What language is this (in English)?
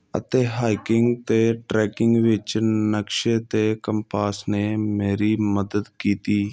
Punjabi